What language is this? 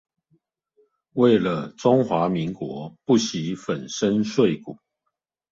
Chinese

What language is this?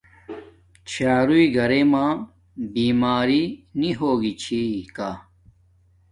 Domaaki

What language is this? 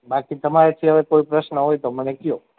Gujarati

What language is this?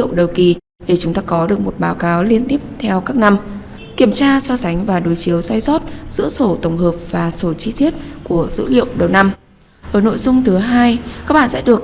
Vietnamese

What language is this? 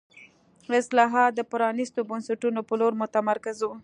Pashto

